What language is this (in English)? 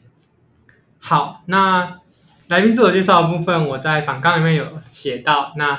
Chinese